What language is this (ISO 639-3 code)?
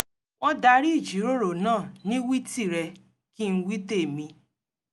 yor